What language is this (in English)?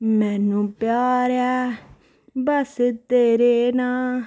Dogri